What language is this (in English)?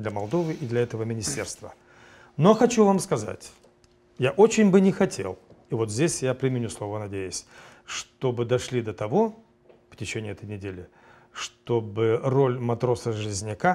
Russian